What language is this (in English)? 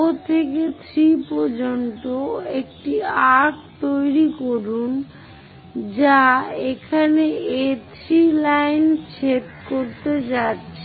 Bangla